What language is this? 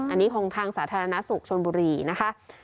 Thai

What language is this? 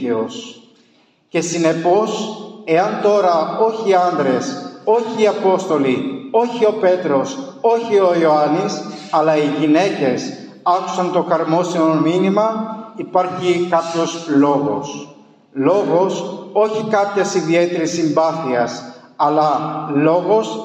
Greek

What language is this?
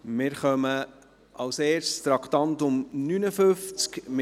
Swiss German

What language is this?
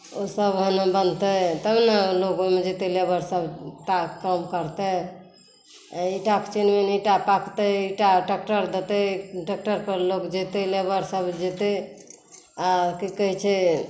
Maithili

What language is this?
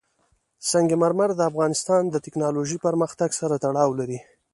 Pashto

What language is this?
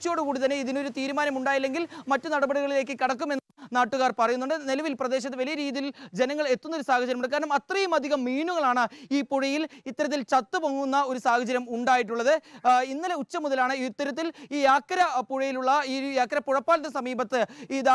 Malayalam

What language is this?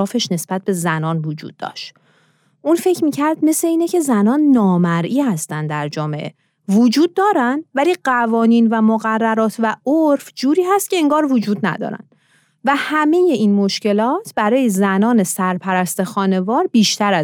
Persian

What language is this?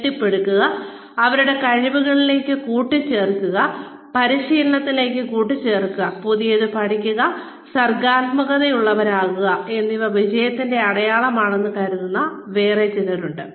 Malayalam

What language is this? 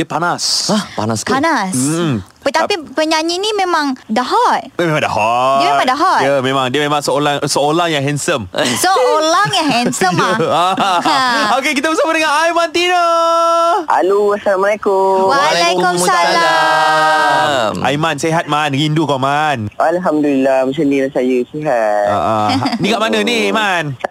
Malay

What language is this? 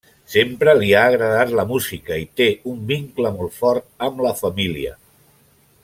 Catalan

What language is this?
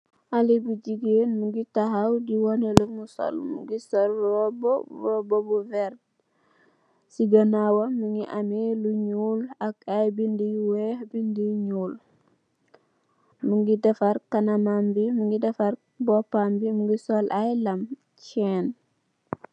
Wolof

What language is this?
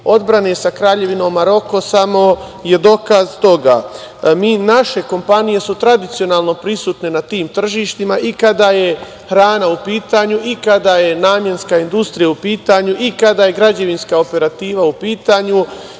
Serbian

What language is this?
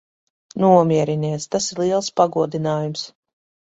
Latvian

